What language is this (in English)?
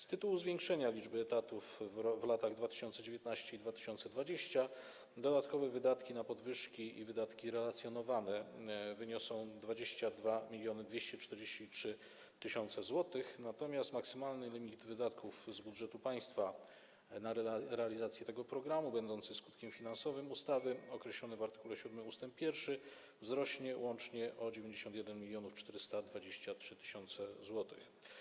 Polish